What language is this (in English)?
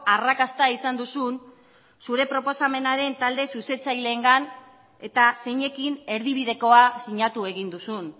Basque